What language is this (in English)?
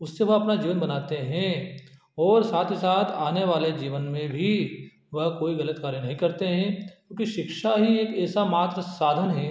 Hindi